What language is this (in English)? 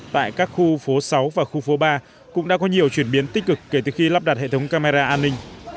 Vietnamese